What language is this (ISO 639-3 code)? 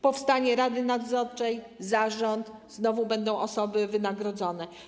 pol